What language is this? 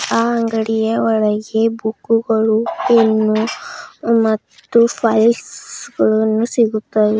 Kannada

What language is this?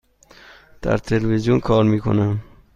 Persian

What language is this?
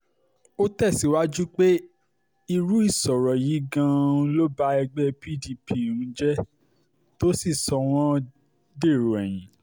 Yoruba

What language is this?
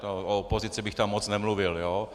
Czech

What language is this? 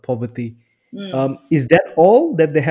Indonesian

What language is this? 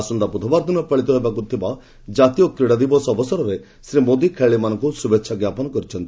Odia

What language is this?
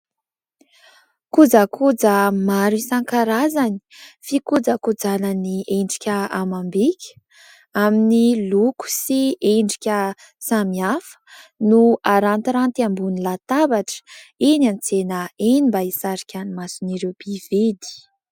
Malagasy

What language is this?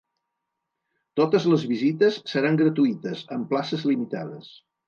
Catalan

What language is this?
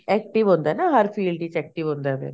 Punjabi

